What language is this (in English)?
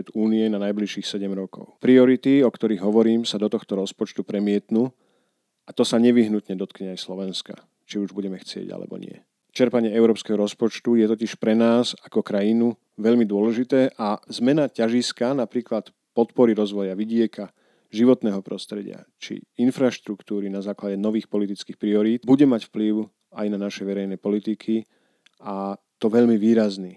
Slovak